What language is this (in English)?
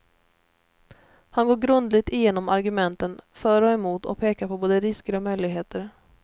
Swedish